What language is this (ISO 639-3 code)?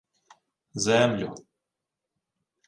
ukr